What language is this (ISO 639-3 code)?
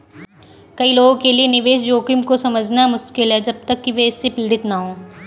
hin